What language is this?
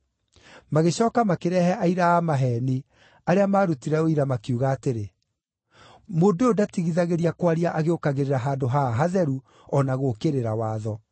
Kikuyu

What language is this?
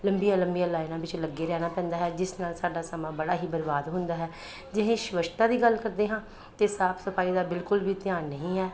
Punjabi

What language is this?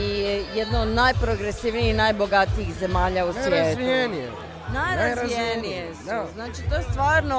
Croatian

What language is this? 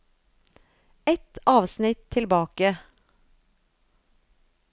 Norwegian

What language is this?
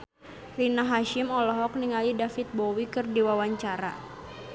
Sundanese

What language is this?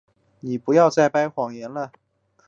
Chinese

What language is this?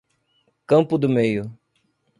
Portuguese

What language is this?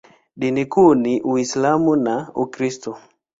Swahili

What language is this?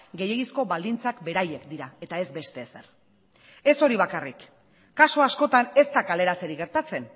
Basque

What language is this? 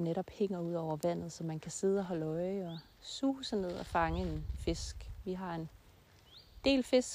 Danish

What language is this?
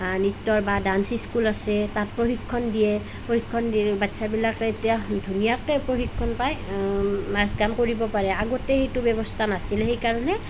Assamese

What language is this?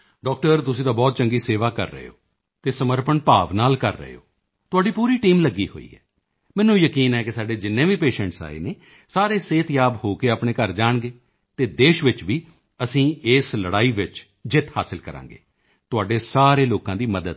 Punjabi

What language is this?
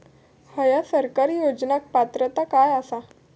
Marathi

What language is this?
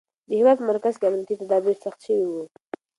Pashto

